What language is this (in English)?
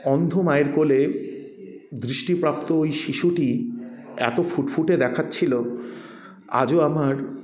Bangla